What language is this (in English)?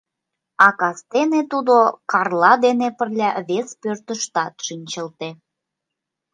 Mari